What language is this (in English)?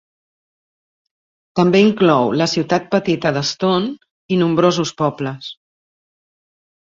Catalan